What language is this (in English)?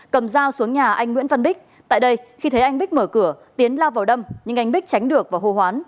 Vietnamese